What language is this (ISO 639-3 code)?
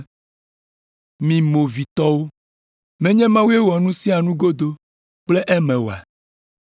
ewe